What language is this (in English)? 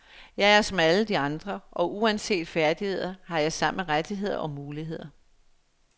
Danish